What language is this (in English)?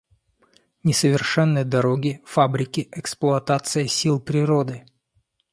Russian